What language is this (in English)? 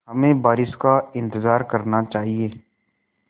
Hindi